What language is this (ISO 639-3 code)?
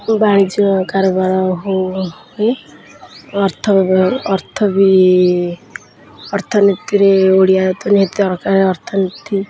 ori